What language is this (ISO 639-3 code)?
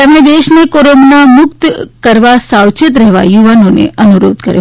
guj